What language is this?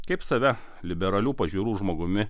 Lithuanian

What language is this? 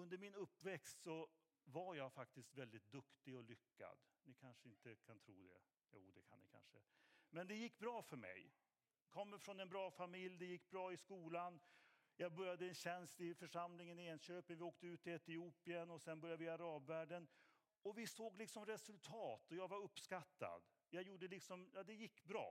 Swedish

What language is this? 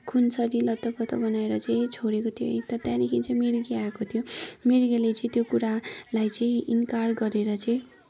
Nepali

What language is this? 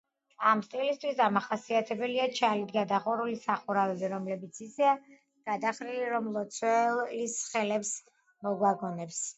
Georgian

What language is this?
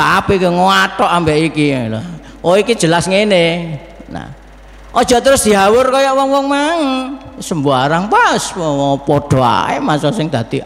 Indonesian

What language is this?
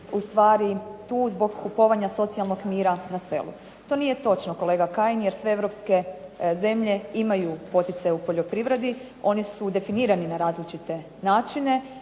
Croatian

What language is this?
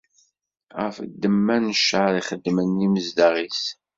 Kabyle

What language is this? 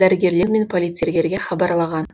Kazakh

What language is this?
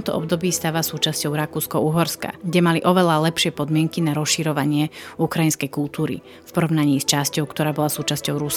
Slovak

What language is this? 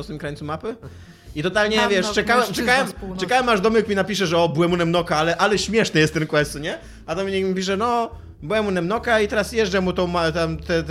Polish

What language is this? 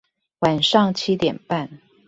Chinese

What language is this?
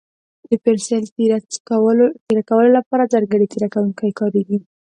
Pashto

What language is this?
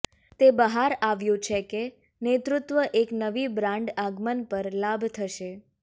Gujarati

